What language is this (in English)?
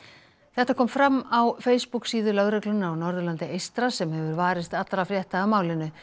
Icelandic